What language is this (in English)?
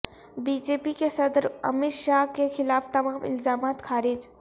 Urdu